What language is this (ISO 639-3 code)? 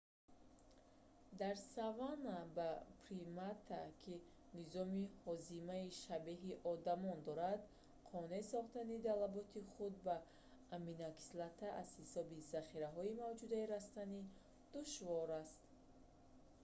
tgk